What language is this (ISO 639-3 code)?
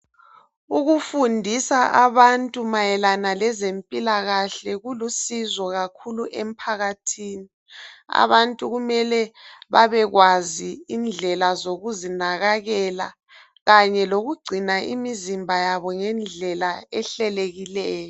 nde